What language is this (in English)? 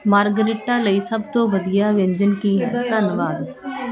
Punjabi